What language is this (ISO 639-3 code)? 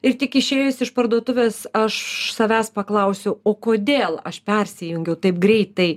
lit